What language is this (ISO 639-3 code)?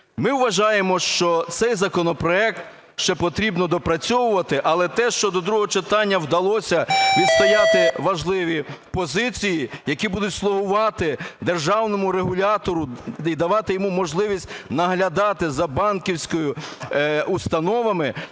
ukr